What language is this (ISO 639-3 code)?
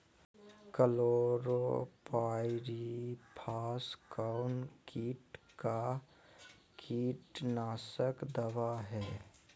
mag